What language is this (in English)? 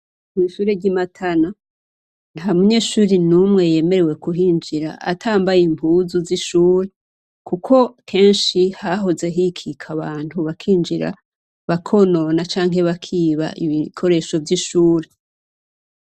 Rundi